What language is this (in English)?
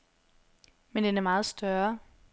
Danish